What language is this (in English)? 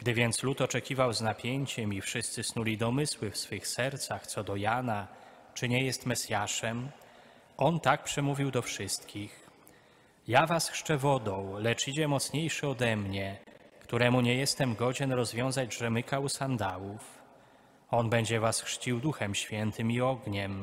Polish